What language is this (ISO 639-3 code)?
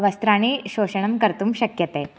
san